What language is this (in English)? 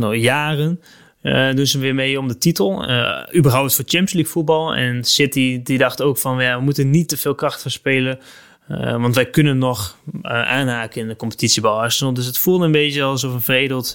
Dutch